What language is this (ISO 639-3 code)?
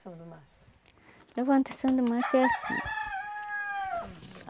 por